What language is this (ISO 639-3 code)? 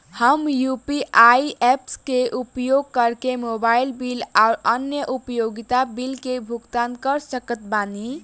bho